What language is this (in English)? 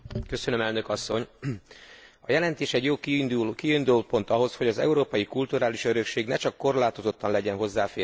Hungarian